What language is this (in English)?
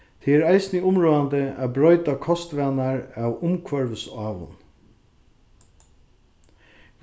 Faroese